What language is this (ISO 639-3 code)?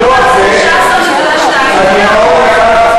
heb